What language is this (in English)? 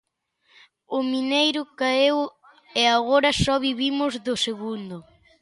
Galician